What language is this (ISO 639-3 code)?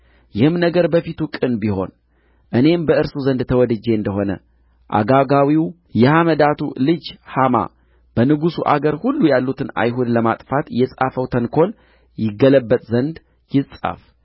amh